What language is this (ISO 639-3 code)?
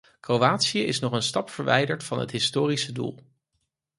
nld